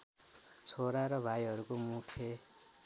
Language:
Nepali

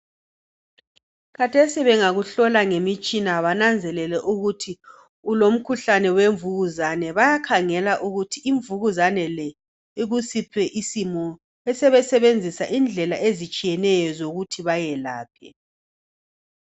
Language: North Ndebele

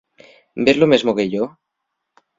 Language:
Asturian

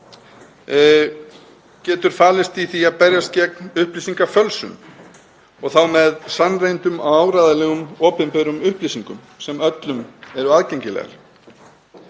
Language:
Icelandic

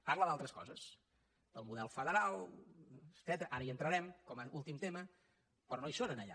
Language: Catalan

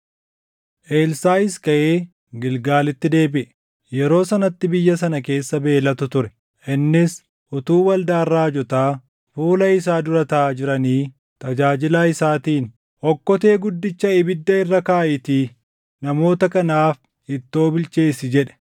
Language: Oromo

